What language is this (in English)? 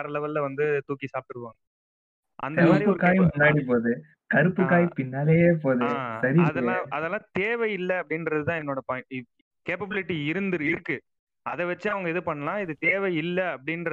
Tamil